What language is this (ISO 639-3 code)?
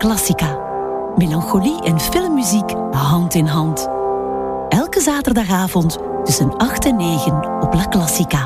nld